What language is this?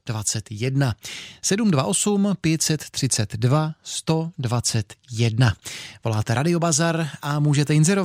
Czech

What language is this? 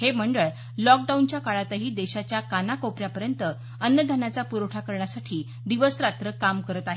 Marathi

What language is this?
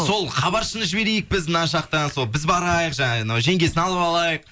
Kazakh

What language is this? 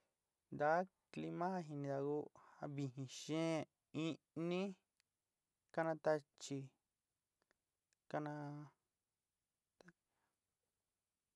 Sinicahua Mixtec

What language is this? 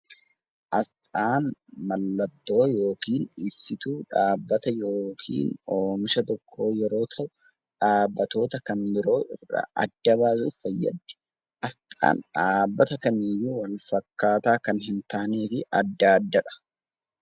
Oromo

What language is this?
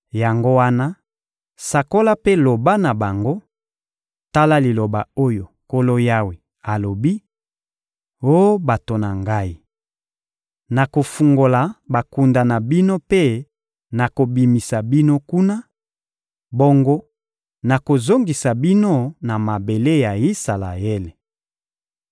Lingala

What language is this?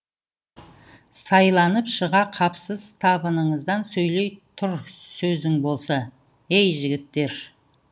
Kazakh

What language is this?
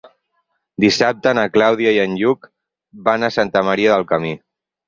Catalan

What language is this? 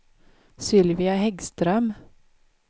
Swedish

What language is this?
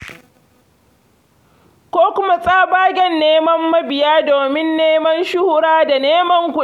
Hausa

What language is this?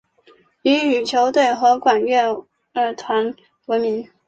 Chinese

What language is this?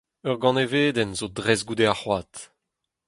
Breton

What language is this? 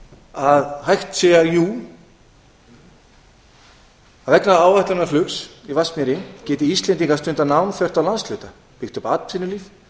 Icelandic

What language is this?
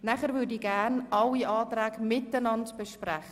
Swiss German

